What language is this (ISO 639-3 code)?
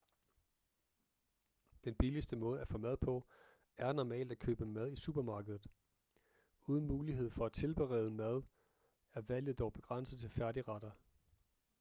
dan